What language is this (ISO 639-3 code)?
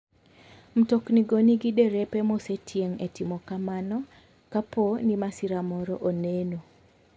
luo